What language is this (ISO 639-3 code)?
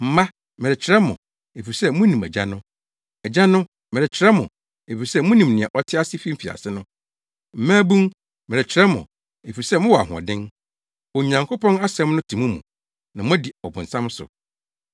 aka